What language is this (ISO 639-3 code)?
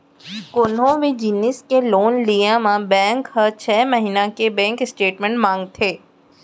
hne